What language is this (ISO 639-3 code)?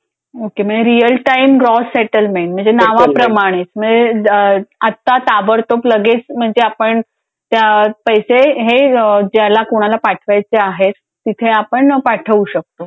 mar